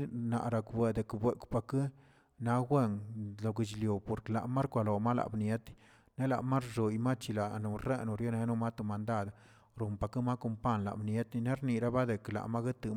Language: Tilquiapan Zapotec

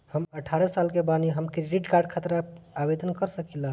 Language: Bhojpuri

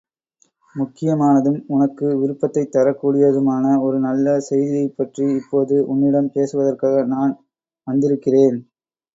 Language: Tamil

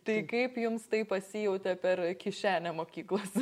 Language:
Lithuanian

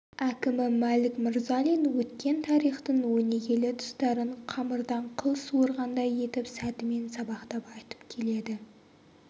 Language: Kazakh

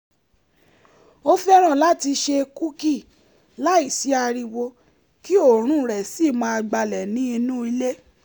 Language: Yoruba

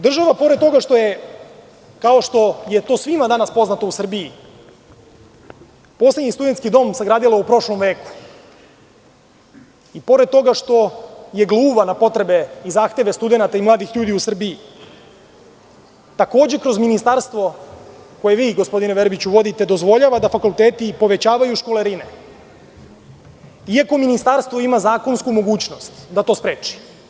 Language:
Serbian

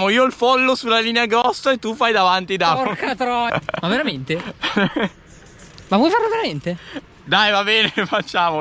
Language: Italian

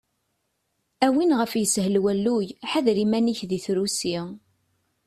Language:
Kabyle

